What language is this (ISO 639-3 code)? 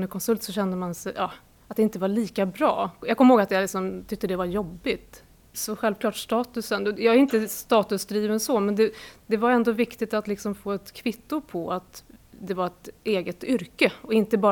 swe